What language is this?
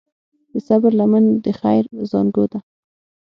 Pashto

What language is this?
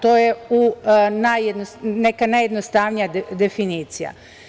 Serbian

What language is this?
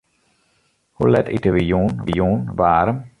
Western Frisian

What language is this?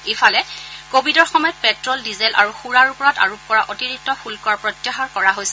Assamese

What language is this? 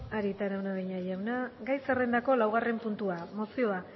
Basque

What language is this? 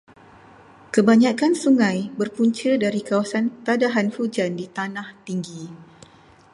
Malay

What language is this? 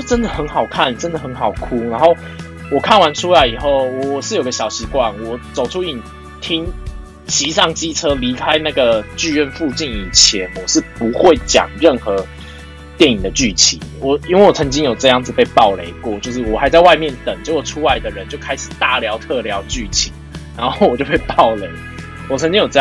Chinese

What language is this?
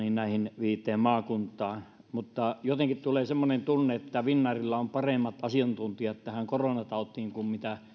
Finnish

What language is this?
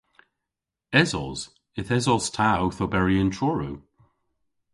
Cornish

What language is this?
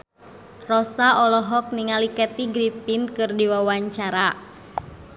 Sundanese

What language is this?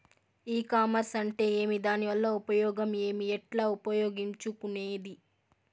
Telugu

